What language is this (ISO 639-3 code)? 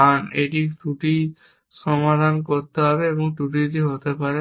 ben